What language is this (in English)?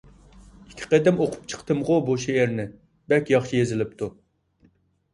Uyghur